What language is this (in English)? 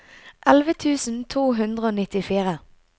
Norwegian